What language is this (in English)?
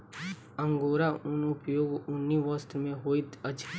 Maithili